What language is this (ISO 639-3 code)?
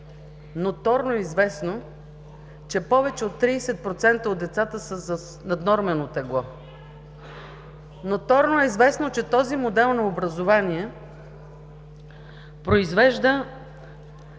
bul